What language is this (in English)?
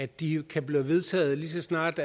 Danish